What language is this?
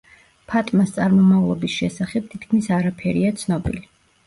Georgian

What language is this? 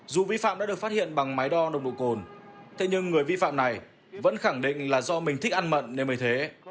Vietnamese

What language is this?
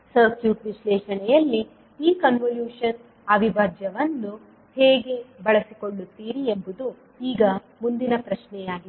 Kannada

